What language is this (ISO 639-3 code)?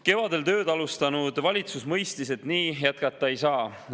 est